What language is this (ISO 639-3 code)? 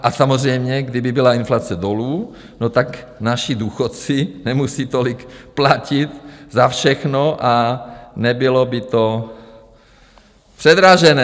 ces